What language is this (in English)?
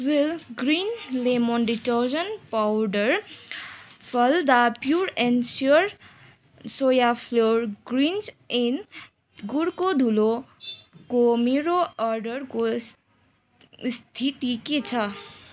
Nepali